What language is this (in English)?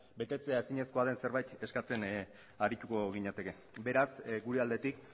Basque